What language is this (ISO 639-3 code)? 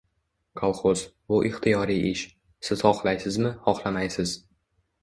uzb